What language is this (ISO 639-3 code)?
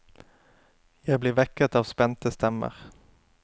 nor